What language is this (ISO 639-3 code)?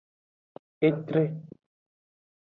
ajg